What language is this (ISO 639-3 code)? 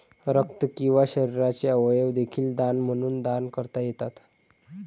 mar